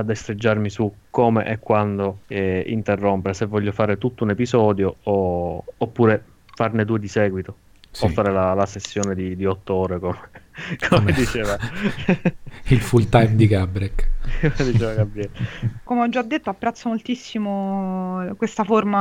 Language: Italian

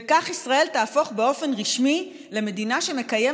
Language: Hebrew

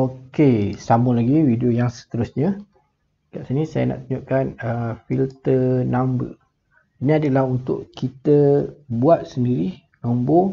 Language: Malay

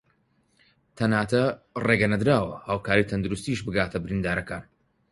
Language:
Central Kurdish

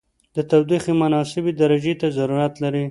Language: Pashto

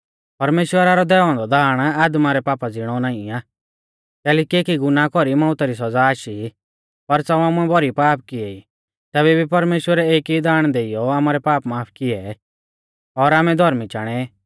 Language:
Mahasu Pahari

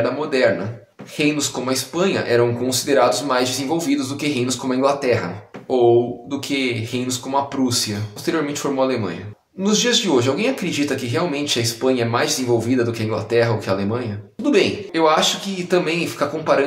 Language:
Portuguese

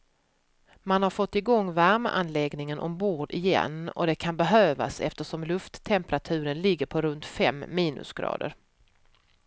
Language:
Swedish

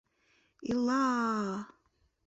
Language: Mari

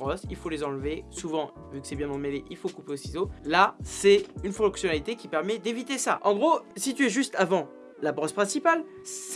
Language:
French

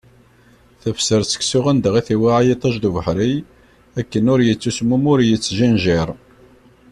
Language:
Kabyle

